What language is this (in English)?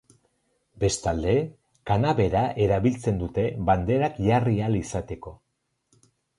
Basque